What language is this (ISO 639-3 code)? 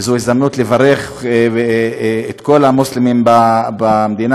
heb